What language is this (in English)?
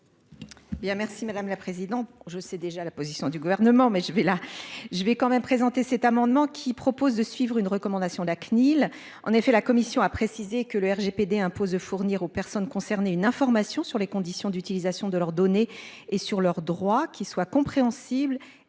French